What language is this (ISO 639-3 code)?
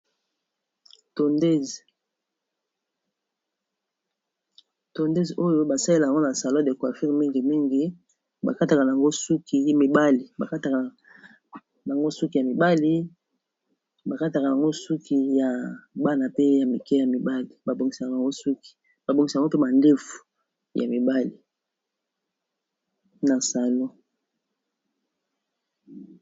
lin